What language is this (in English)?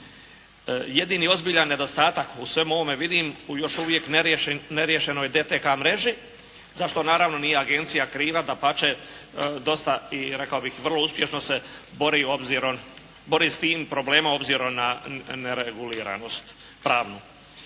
Croatian